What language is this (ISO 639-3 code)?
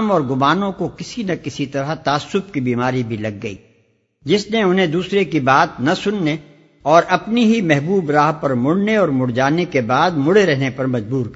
urd